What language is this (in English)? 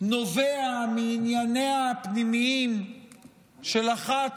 Hebrew